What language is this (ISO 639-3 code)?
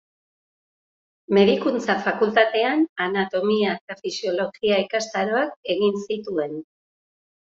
eus